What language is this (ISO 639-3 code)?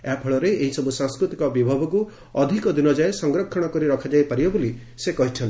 ori